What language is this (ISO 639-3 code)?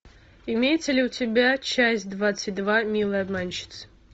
rus